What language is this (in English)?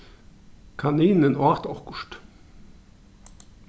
Faroese